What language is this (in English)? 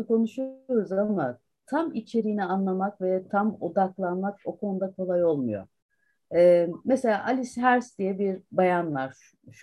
Turkish